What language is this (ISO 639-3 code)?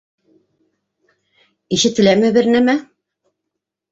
bak